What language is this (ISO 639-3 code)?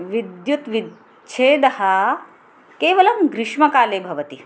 san